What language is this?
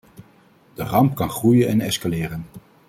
Dutch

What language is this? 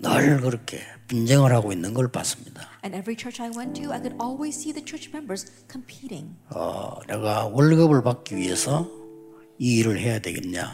Korean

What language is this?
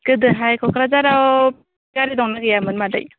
Bodo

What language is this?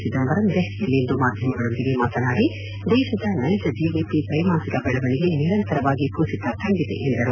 Kannada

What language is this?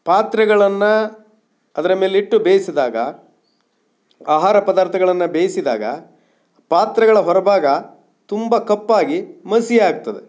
Kannada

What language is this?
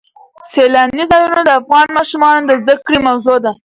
Pashto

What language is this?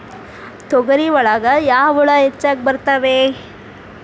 Kannada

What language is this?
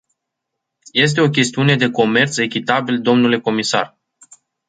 Romanian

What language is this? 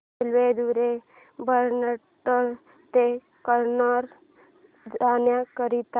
Marathi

